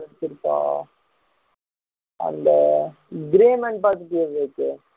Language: Tamil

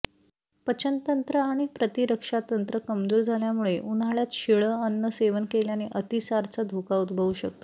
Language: Marathi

